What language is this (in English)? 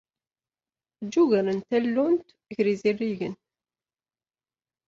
Kabyle